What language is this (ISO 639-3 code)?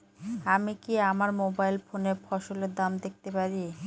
ben